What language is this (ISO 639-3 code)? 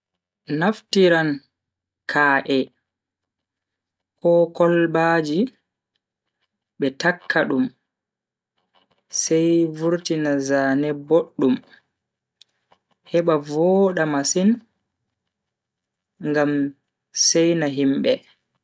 fui